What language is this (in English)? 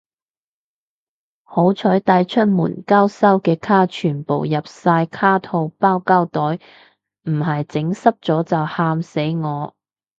Cantonese